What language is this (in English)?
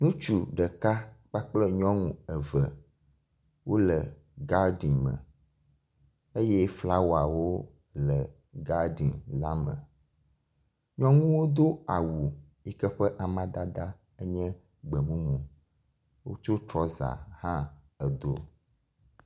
Ewe